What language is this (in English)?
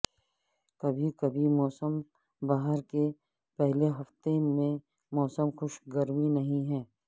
Urdu